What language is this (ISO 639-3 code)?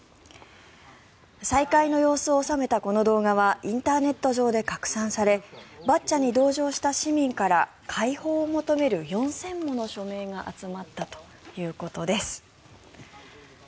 jpn